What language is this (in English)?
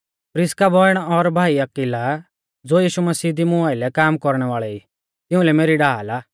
Mahasu Pahari